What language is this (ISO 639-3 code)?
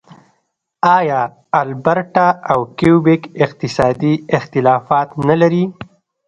pus